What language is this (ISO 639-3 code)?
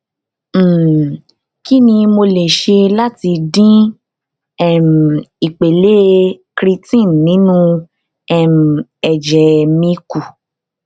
yor